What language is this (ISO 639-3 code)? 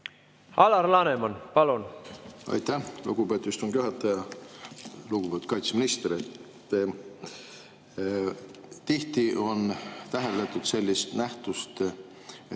est